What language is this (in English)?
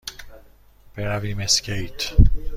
Persian